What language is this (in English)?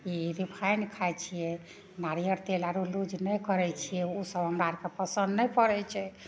Maithili